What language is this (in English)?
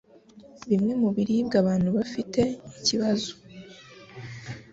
Kinyarwanda